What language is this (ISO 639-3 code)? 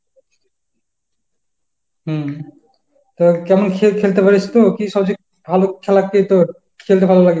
ben